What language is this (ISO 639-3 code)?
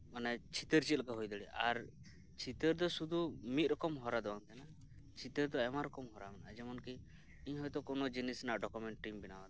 sat